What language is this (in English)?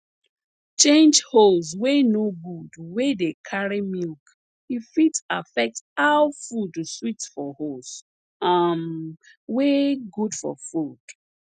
Nigerian Pidgin